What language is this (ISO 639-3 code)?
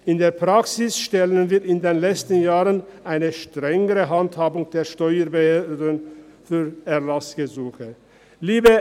gsw